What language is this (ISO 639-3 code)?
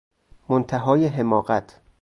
fas